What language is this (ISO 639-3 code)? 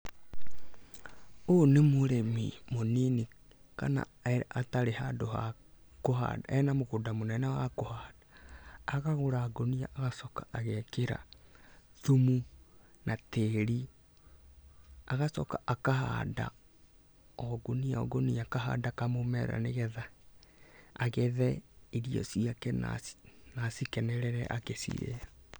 kik